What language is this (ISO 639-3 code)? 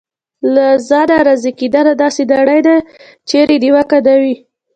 pus